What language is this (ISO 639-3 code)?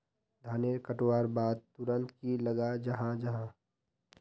mag